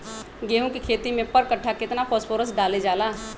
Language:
Magahi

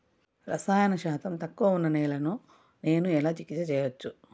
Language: Telugu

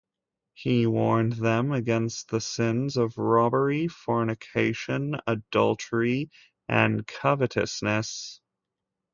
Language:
English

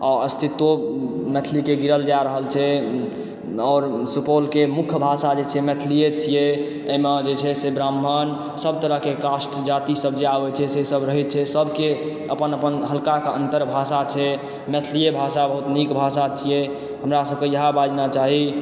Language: Maithili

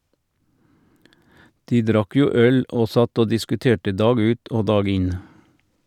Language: Norwegian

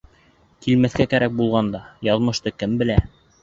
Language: Bashkir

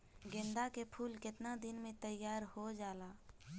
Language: Bhojpuri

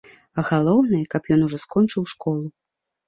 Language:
Belarusian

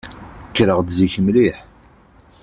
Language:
Kabyle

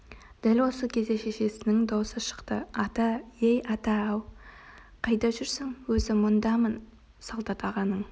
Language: Kazakh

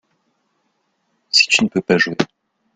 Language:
French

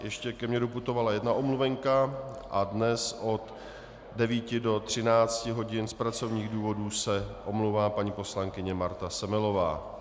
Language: Czech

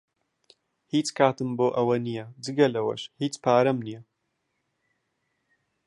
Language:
Central Kurdish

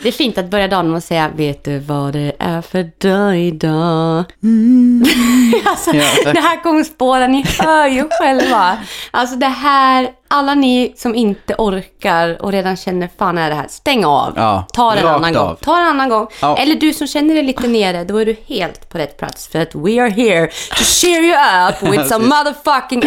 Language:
Swedish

